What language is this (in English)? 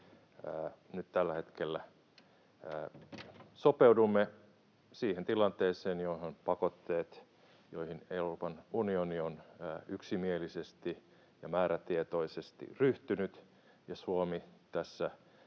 Finnish